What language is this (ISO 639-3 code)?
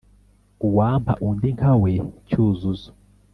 kin